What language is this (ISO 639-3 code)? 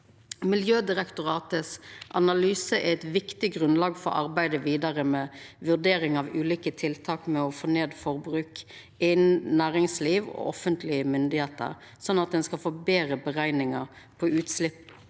nor